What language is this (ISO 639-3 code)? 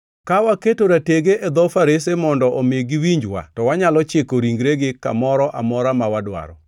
luo